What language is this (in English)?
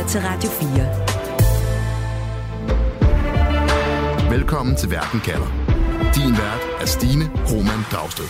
Danish